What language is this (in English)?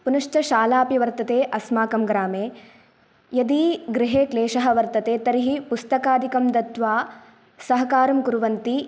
Sanskrit